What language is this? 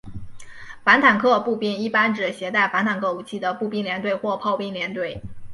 Chinese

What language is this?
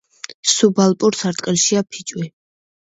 Georgian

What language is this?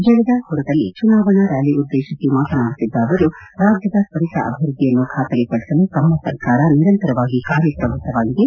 Kannada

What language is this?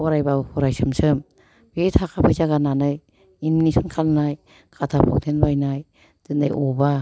Bodo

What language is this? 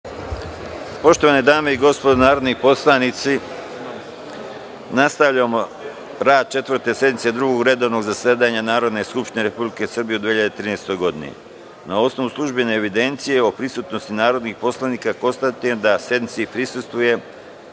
Serbian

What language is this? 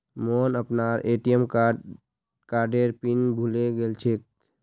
Magahi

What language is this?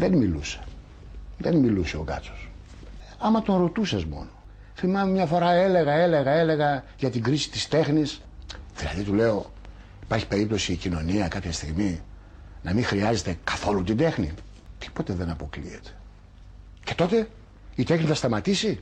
Greek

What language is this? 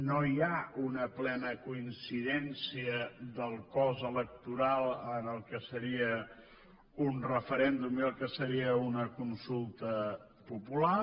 Catalan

